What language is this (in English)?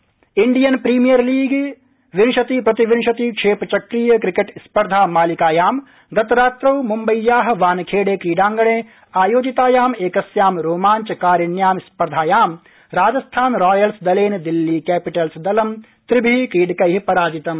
Sanskrit